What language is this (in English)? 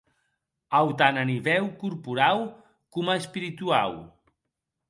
Occitan